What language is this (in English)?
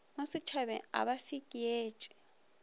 Northern Sotho